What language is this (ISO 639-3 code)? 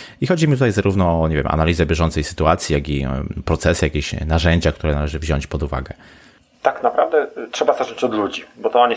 pol